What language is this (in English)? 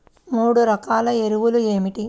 Telugu